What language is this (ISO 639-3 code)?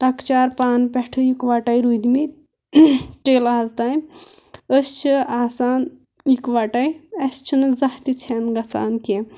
kas